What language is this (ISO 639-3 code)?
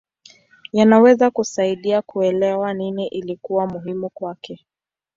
swa